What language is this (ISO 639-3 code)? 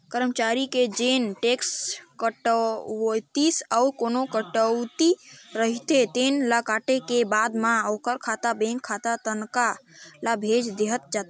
hne